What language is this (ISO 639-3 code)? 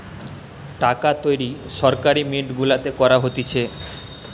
ben